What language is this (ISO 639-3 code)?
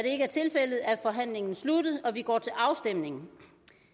dan